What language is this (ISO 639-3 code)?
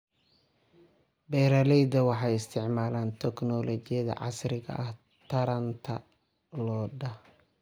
som